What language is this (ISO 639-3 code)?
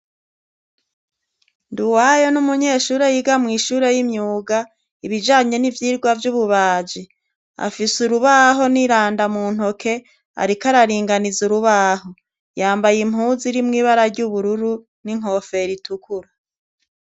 run